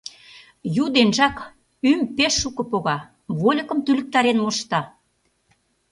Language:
Mari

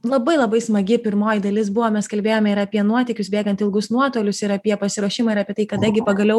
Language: Lithuanian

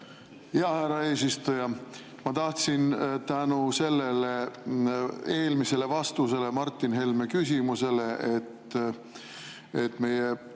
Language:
Estonian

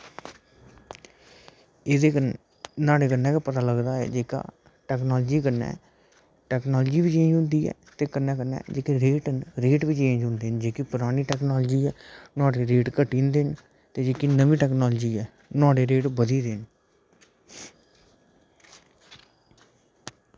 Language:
Dogri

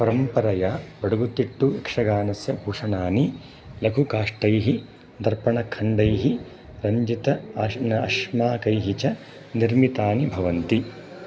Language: Sanskrit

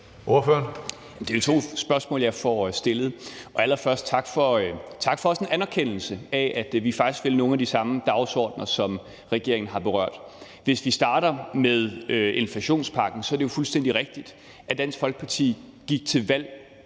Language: Danish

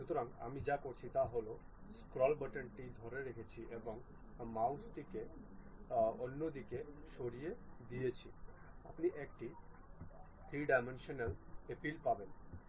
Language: Bangla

